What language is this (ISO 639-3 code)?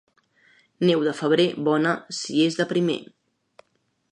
cat